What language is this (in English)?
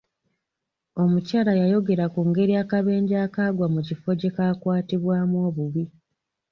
Ganda